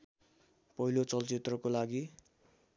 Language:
Nepali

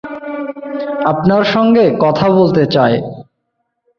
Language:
Bangla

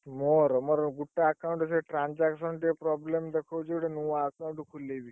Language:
Odia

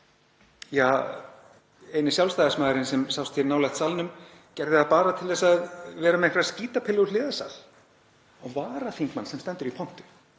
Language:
Icelandic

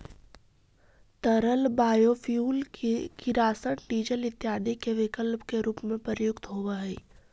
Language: Magahi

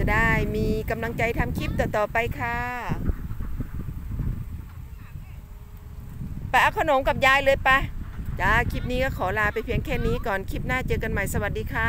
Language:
Thai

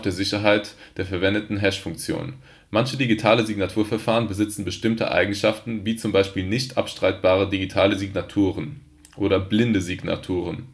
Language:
German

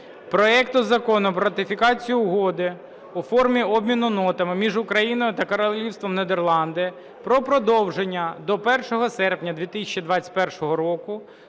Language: Ukrainian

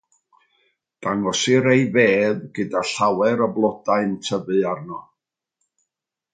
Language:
Welsh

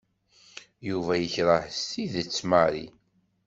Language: Kabyle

